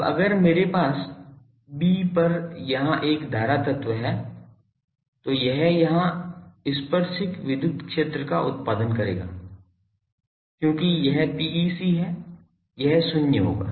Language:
Hindi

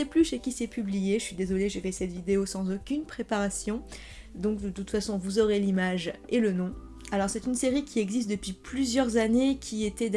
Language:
French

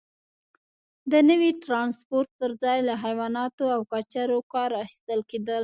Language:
Pashto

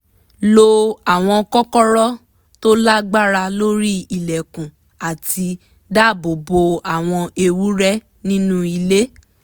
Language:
Yoruba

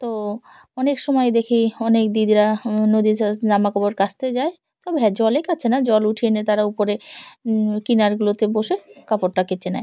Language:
Bangla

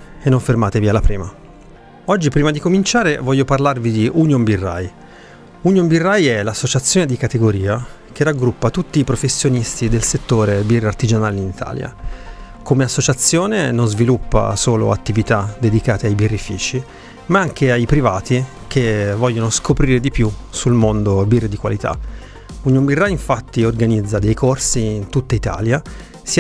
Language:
Italian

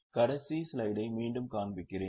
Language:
Tamil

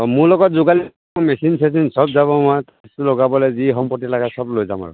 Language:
Assamese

